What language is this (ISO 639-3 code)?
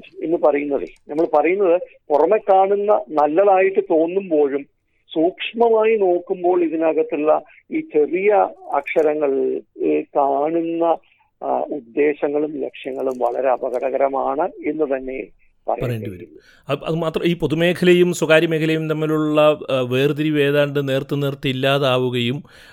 mal